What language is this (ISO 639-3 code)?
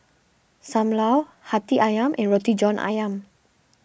eng